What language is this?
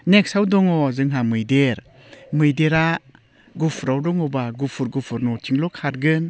Bodo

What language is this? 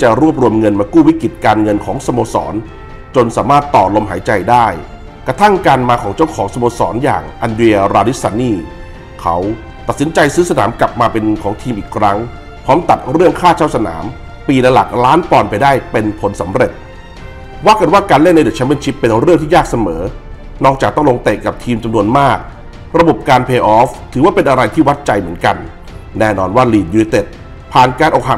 Thai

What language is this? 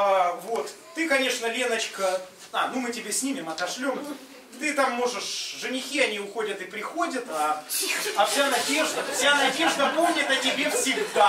Russian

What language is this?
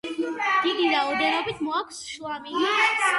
Georgian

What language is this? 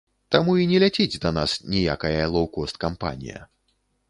Belarusian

